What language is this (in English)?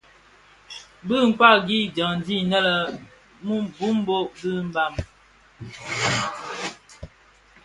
Bafia